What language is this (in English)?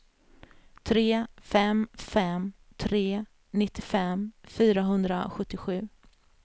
Swedish